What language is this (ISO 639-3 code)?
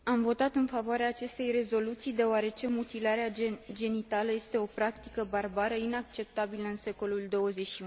ron